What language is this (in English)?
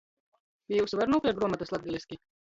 Latgalian